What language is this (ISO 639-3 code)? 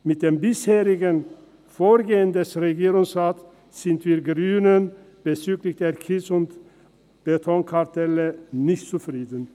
gsw